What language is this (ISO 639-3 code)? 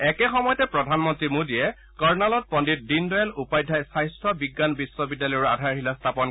asm